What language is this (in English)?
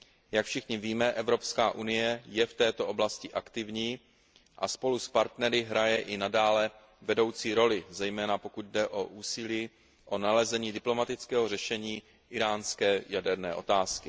Czech